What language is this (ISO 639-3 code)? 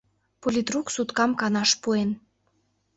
chm